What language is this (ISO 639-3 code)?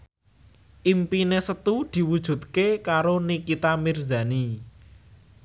jav